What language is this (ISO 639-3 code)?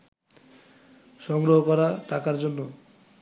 ben